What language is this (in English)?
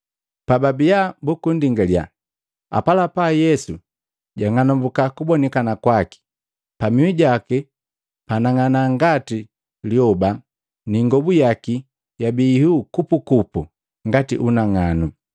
Matengo